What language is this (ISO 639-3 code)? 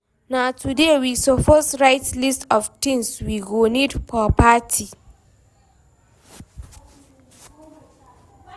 pcm